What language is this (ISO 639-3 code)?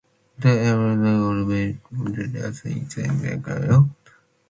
glv